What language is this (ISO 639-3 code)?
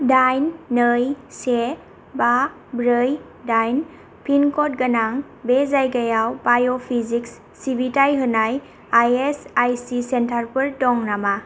brx